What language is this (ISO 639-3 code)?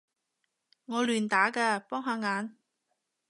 yue